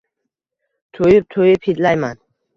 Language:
Uzbek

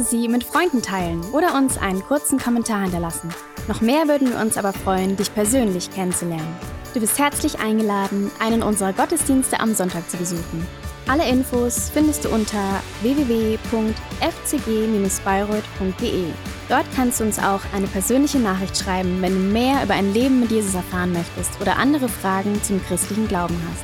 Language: German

